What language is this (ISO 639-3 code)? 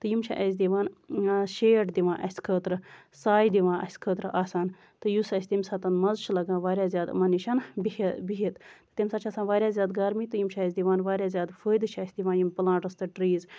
kas